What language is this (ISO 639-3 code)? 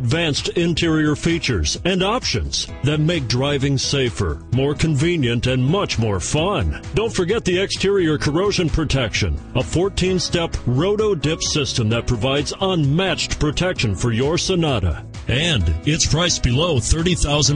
eng